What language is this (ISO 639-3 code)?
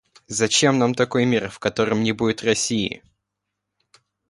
rus